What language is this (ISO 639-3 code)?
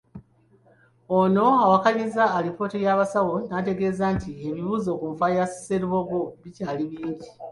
lug